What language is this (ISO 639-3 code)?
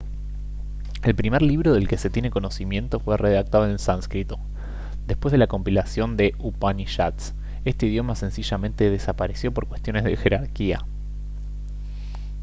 spa